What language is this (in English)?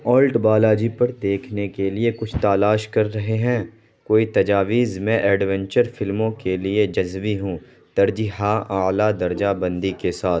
Urdu